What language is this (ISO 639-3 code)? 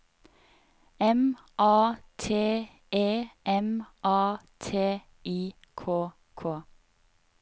nor